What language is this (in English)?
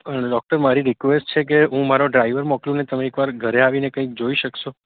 Gujarati